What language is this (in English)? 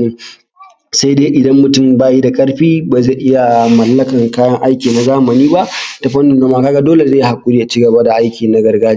Hausa